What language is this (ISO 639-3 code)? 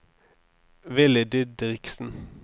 nor